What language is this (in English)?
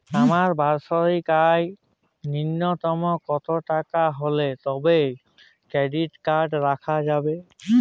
Bangla